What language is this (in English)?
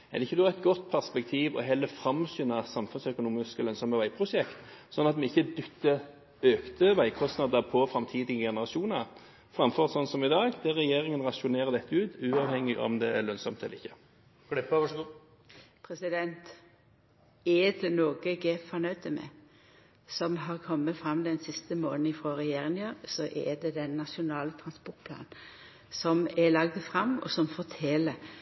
Norwegian